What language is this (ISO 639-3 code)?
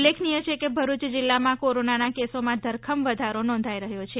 guj